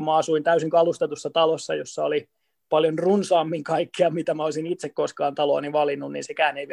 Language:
Finnish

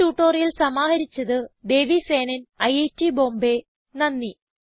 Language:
Malayalam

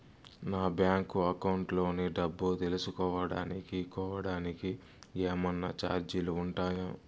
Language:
Telugu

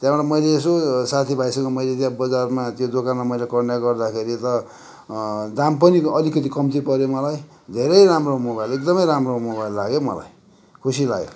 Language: Nepali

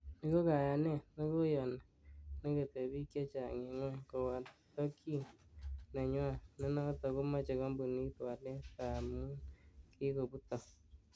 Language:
Kalenjin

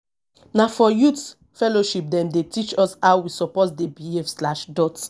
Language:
Nigerian Pidgin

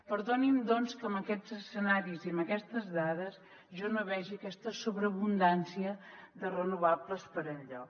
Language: Catalan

